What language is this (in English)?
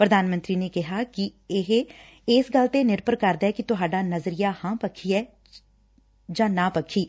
Punjabi